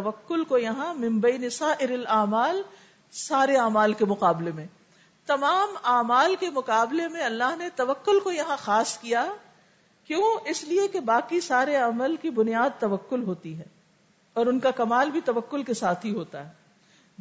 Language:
Urdu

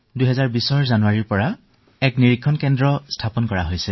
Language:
Assamese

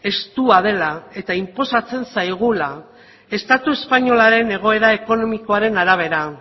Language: Basque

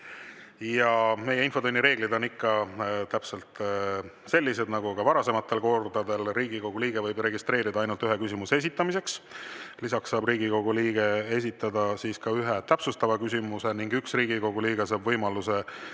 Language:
Estonian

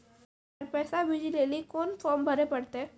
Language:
Maithili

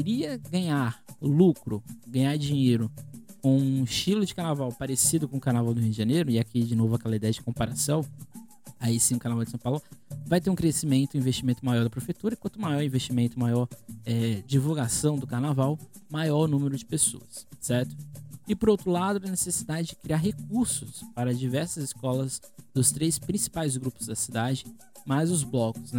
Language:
Portuguese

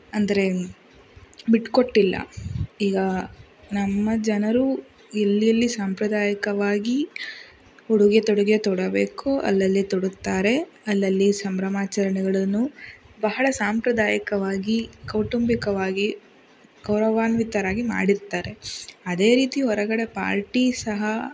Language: Kannada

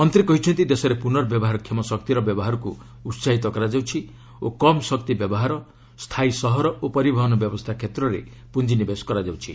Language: Odia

